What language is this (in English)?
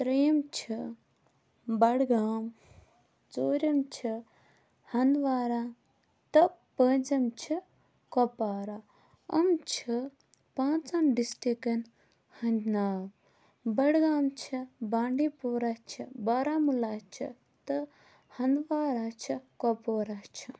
Kashmiri